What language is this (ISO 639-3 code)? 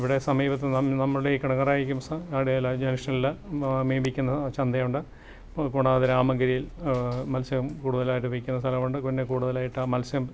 mal